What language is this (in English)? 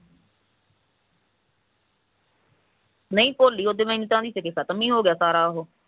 Punjabi